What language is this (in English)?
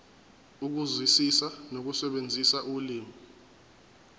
Zulu